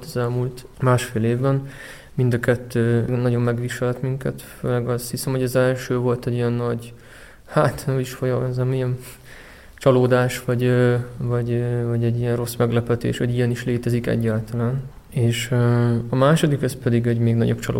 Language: Hungarian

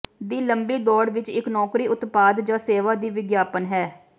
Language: Punjabi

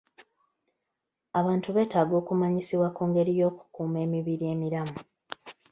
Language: Ganda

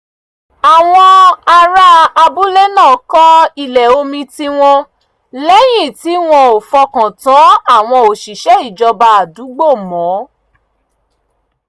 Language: Yoruba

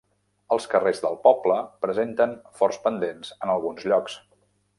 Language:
Catalan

